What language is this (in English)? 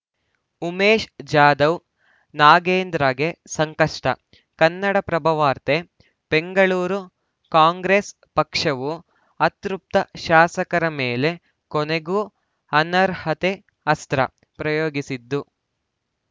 Kannada